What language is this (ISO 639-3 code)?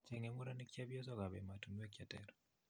kln